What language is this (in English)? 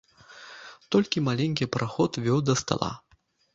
Belarusian